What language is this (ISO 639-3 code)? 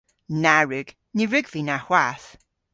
cor